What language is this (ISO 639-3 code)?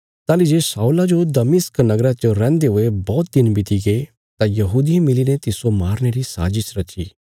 kfs